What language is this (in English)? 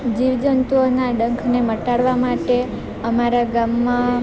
Gujarati